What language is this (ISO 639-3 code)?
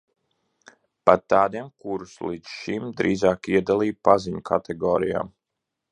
lav